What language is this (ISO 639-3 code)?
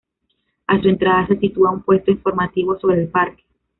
spa